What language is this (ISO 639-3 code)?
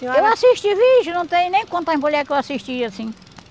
por